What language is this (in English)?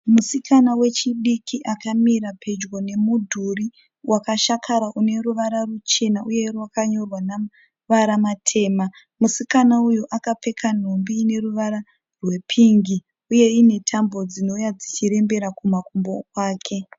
Shona